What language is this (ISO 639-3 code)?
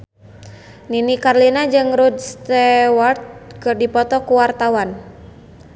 sun